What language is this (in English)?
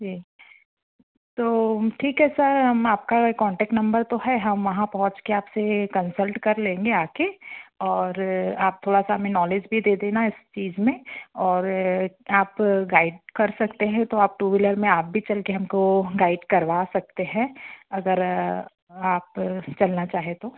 Hindi